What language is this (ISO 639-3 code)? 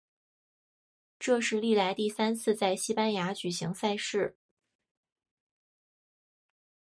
zho